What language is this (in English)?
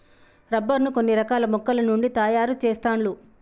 Telugu